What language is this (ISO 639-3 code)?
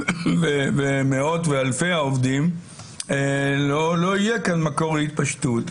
heb